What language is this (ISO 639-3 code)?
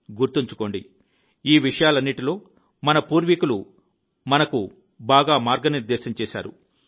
tel